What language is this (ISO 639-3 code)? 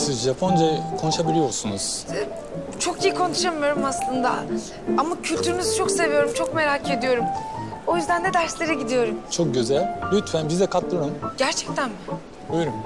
tur